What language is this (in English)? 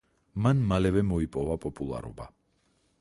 Georgian